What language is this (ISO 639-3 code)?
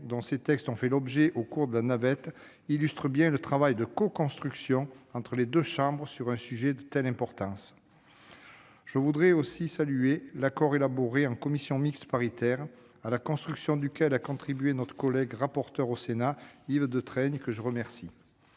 fra